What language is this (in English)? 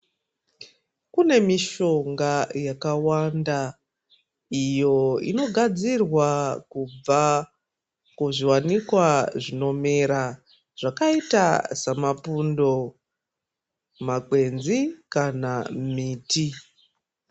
Ndau